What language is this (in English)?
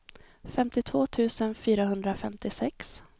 Swedish